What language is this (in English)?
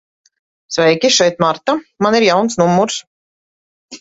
Latvian